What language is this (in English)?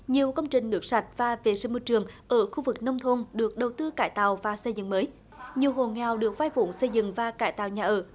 Vietnamese